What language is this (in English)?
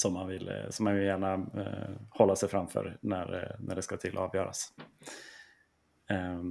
Swedish